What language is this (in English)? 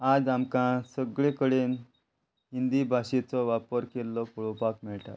Konkani